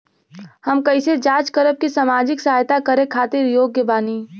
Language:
Bhojpuri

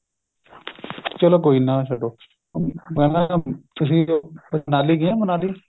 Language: Punjabi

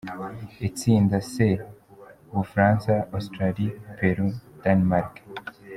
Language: Kinyarwanda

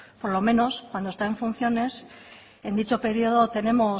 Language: Spanish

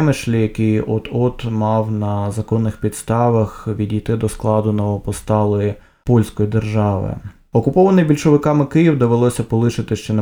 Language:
Ukrainian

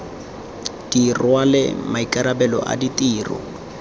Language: Tswana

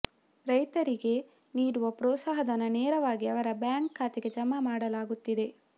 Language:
Kannada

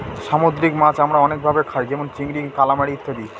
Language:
Bangla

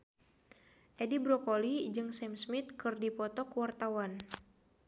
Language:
Sundanese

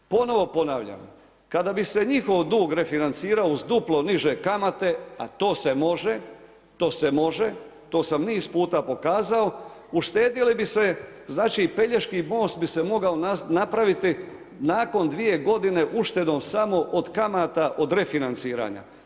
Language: Croatian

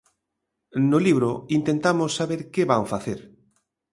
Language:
Galician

